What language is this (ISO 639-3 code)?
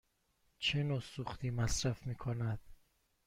fas